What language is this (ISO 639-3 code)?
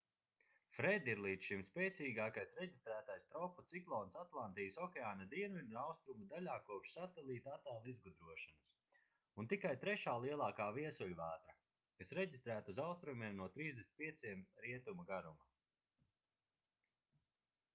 lav